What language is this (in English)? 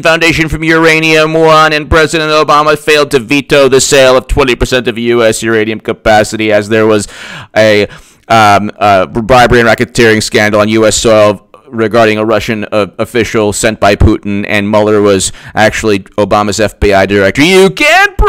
English